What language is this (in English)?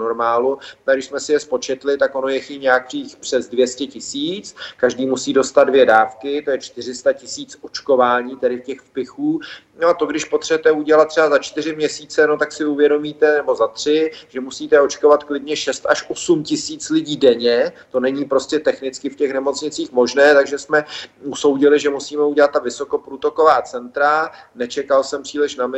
Czech